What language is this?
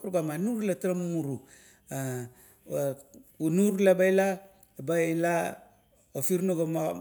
Kuot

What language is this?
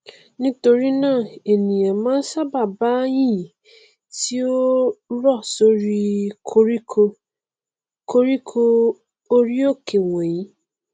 Yoruba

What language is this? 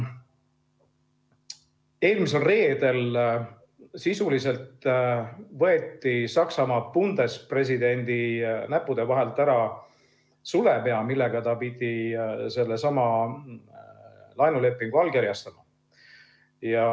Estonian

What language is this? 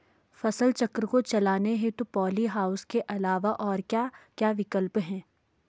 Hindi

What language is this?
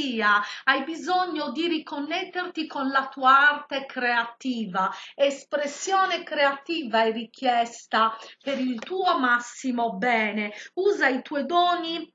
Italian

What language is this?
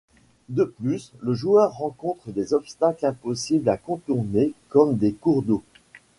French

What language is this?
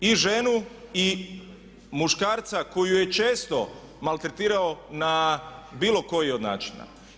Croatian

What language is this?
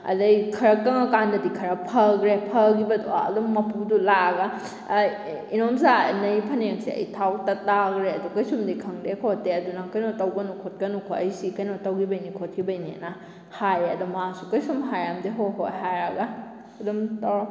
Manipuri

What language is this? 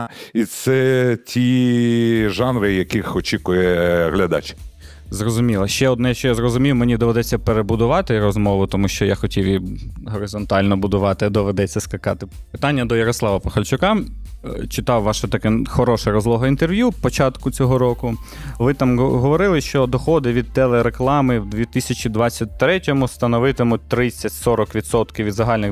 Ukrainian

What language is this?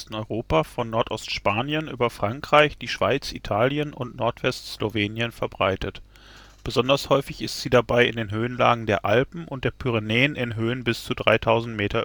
German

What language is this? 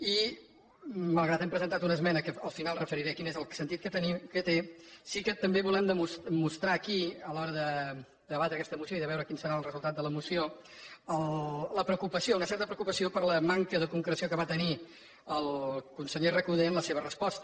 Catalan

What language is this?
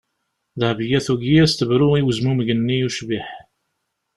Kabyle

